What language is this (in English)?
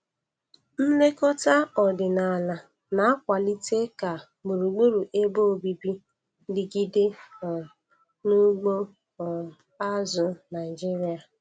Igbo